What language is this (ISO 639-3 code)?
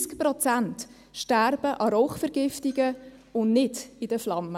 gsw